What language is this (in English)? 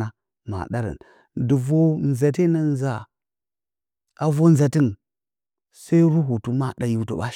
Bacama